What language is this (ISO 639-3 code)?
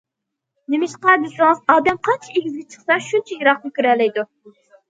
uig